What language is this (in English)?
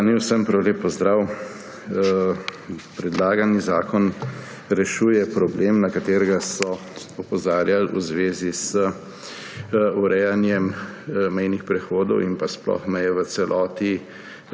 Slovenian